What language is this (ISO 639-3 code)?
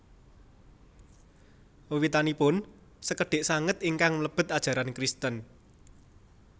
jav